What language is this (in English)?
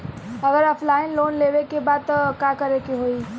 Bhojpuri